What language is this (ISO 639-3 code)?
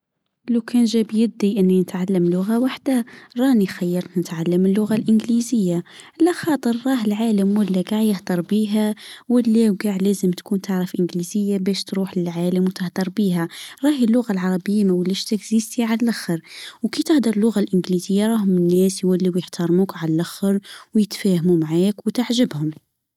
aeb